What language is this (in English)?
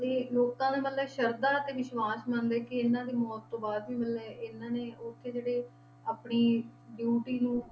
Punjabi